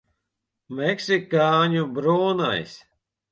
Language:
Latvian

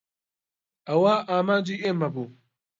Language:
Central Kurdish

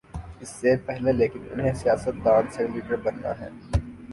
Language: Urdu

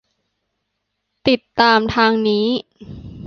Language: Thai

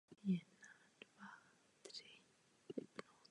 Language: Czech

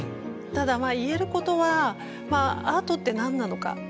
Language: Japanese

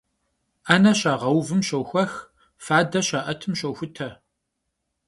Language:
Kabardian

